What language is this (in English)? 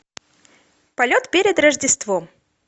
Russian